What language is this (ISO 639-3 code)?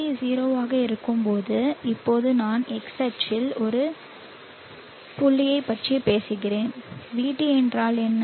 tam